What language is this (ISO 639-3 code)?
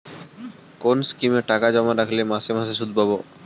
ben